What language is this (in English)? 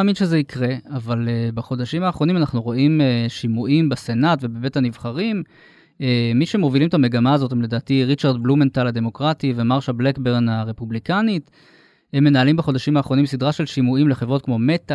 Hebrew